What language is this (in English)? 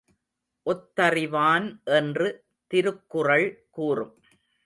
Tamil